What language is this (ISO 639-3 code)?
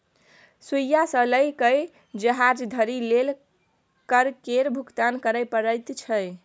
mai